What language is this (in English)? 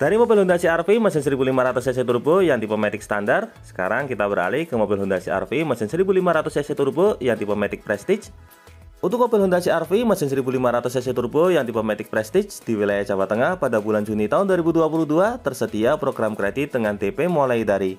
Indonesian